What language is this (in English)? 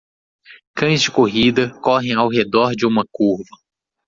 Portuguese